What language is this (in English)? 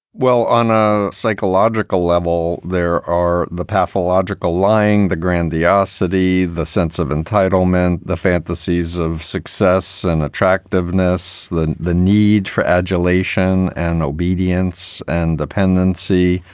English